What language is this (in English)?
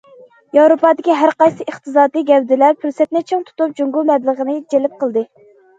Uyghur